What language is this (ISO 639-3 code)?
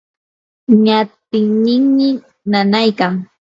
qur